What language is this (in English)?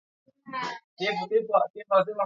Swahili